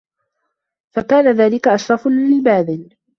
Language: Arabic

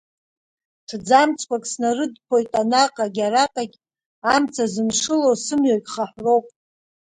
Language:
Abkhazian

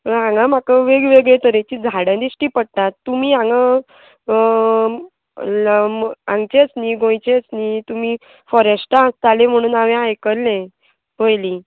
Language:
Konkani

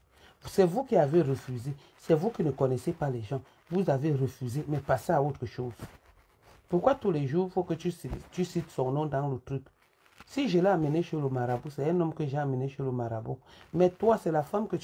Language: French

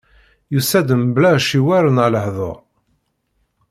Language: Kabyle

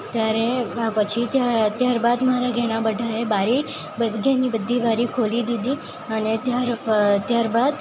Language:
Gujarati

